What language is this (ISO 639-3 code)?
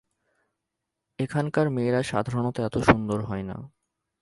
ben